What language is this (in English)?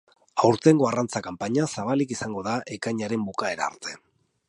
Basque